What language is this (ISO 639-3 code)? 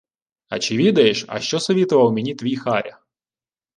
ukr